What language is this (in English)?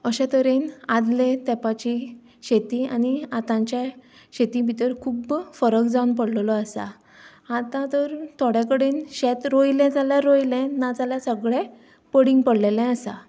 Konkani